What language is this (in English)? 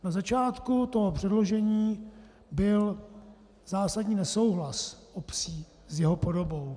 Czech